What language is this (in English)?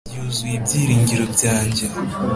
Kinyarwanda